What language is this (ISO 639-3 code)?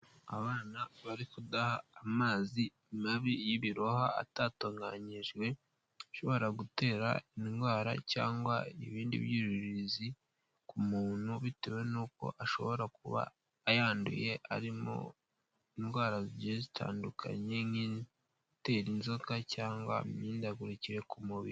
kin